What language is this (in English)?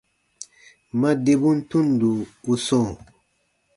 Baatonum